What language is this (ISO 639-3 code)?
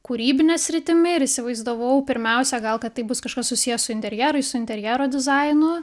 lit